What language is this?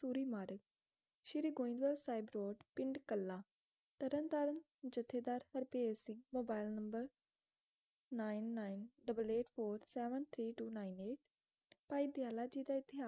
Punjabi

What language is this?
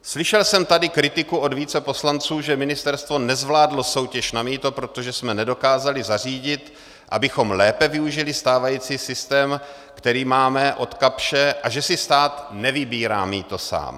Czech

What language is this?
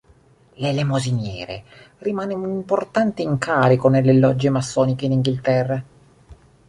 Italian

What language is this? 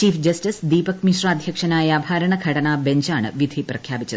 Malayalam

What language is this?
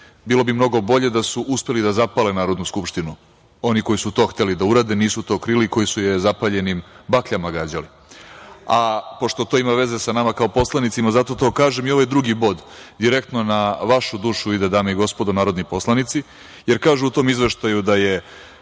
Serbian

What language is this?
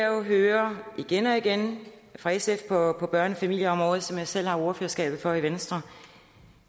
Danish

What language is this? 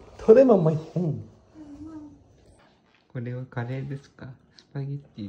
Japanese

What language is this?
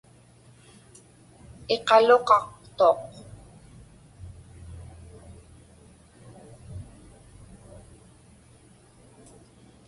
Inupiaq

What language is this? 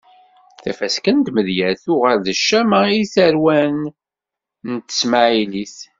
Kabyle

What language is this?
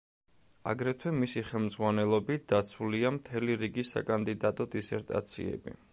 Georgian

